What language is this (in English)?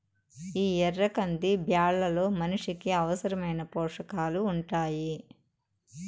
Telugu